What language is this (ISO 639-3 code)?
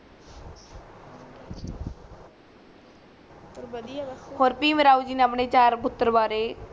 pan